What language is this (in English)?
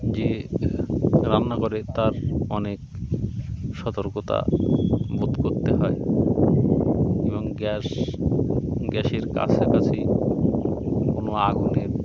Bangla